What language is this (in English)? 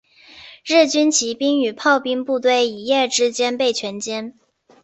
Chinese